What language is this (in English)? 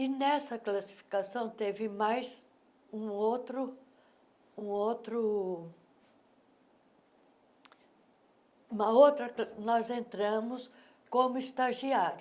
Portuguese